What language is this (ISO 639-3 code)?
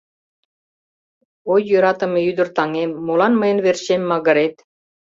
chm